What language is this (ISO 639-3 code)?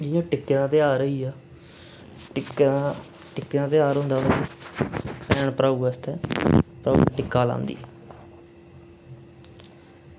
doi